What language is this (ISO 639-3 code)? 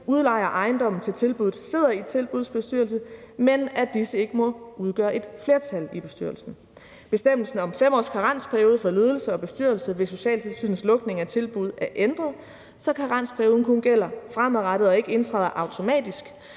dan